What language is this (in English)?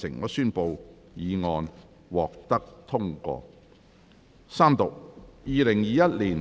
Cantonese